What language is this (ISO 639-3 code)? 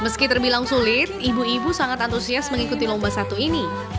ind